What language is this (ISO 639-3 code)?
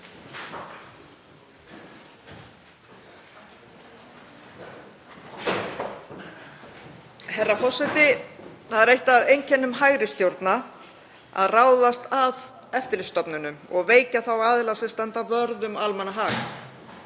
isl